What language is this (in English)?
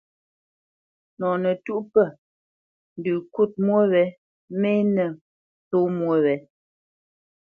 Bamenyam